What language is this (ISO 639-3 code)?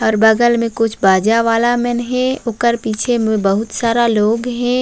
hne